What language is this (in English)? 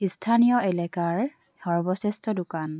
Assamese